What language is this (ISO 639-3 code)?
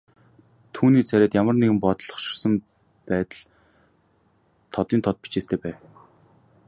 mon